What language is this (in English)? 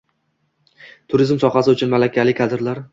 Uzbek